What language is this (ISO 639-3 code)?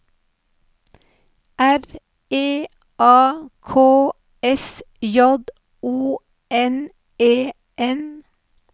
nor